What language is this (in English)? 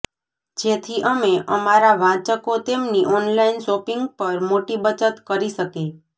Gujarati